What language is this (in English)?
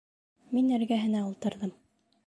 Bashkir